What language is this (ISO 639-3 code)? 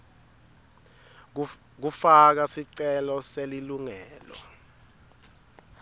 ssw